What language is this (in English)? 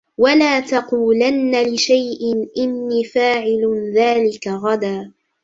Arabic